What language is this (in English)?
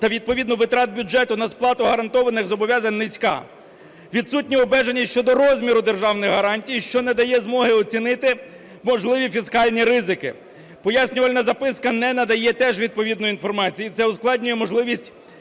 Ukrainian